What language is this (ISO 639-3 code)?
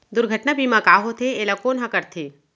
hne